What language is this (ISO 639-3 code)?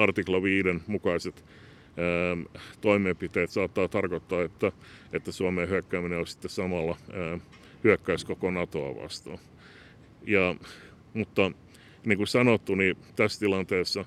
fin